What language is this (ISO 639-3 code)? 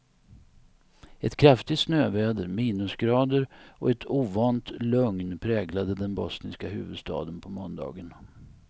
swe